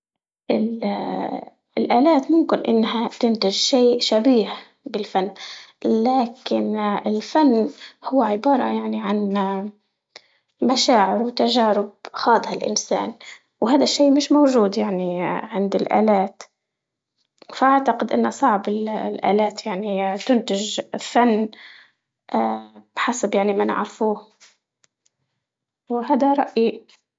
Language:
Libyan Arabic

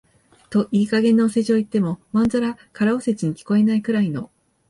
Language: Japanese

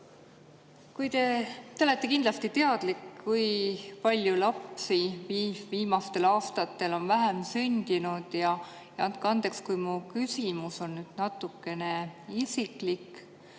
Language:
Estonian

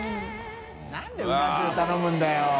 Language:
Japanese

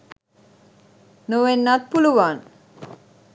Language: Sinhala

